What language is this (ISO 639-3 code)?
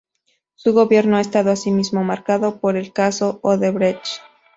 spa